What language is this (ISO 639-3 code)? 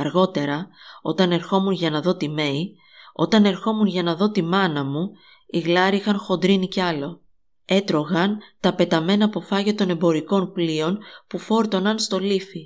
ell